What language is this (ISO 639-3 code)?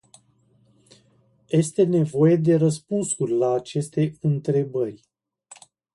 ron